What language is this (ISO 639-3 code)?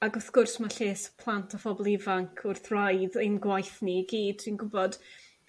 cym